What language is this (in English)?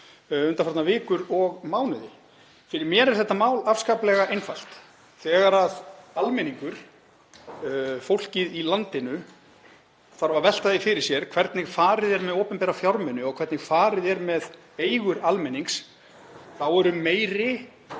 Icelandic